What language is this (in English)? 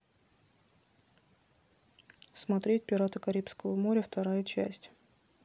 Russian